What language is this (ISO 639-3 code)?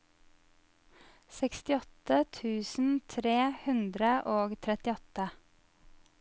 nor